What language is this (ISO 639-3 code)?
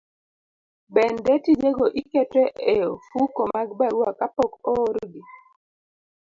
luo